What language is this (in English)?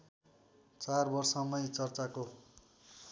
Nepali